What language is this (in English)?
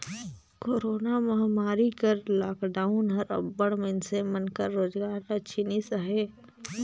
Chhattisgarhi